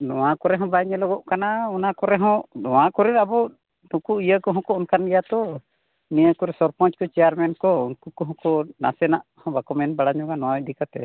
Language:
Santali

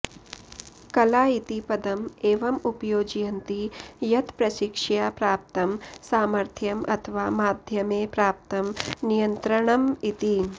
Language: Sanskrit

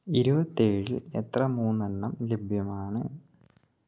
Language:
Malayalam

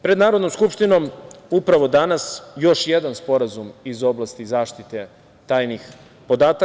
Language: Serbian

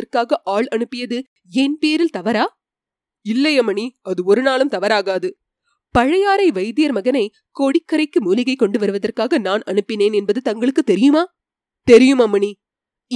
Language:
Tamil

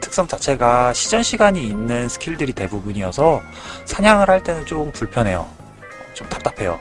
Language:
Korean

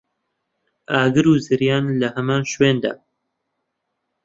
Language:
Central Kurdish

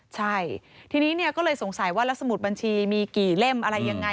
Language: Thai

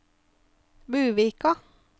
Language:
Norwegian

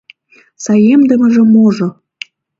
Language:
Mari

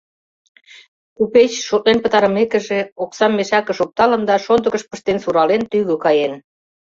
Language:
Mari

